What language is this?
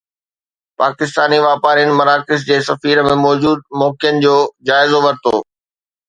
Sindhi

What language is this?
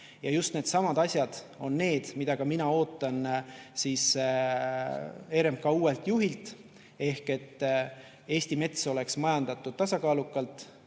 Estonian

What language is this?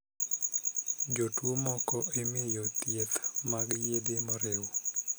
Luo (Kenya and Tanzania)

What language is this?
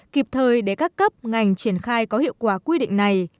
Vietnamese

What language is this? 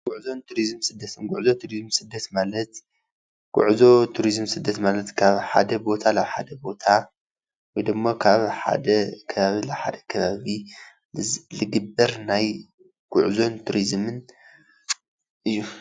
Tigrinya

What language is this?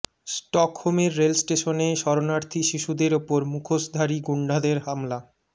Bangla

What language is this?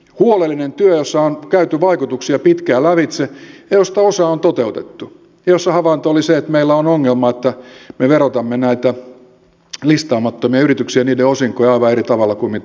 Finnish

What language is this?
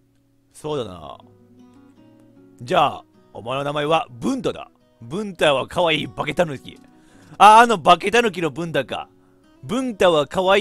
Japanese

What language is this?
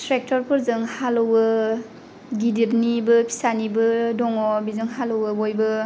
Bodo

